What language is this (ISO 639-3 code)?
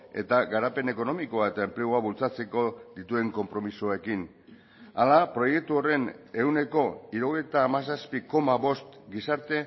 eus